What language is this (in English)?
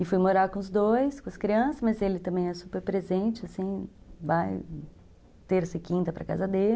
Portuguese